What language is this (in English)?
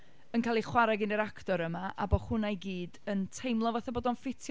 Welsh